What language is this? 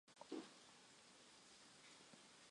Chinese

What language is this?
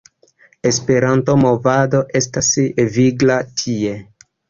Esperanto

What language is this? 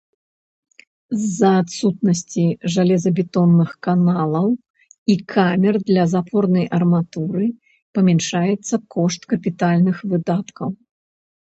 Belarusian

